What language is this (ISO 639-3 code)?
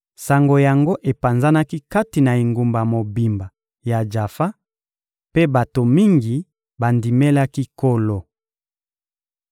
lin